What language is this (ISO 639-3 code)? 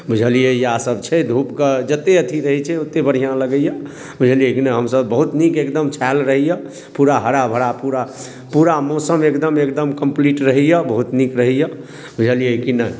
mai